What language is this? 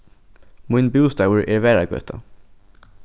Faroese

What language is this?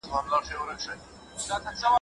Pashto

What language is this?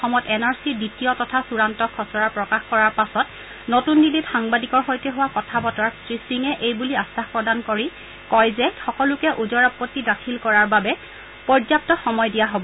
Assamese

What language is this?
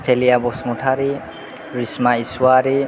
Bodo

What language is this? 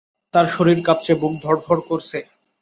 Bangla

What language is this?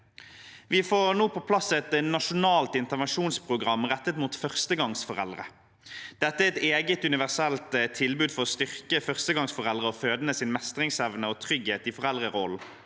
Norwegian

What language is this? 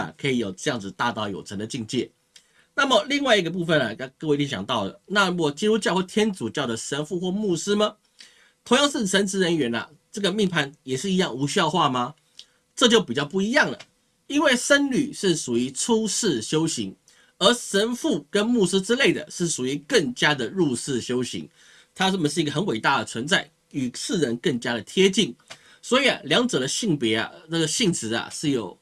Chinese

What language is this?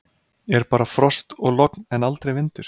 Icelandic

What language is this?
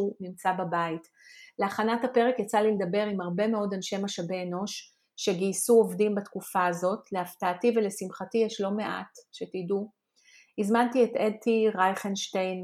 Hebrew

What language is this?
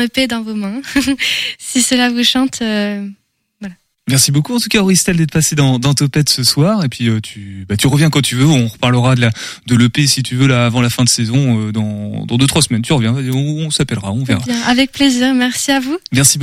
French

